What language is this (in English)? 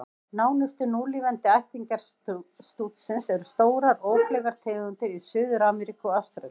Icelandic